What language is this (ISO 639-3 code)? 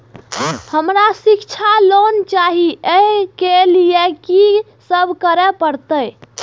mai